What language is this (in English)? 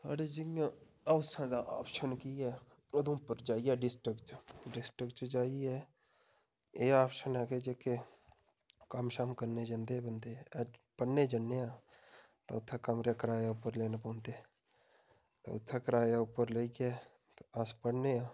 Dogri